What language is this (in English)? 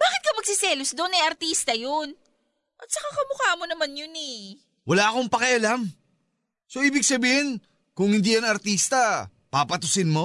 Filipino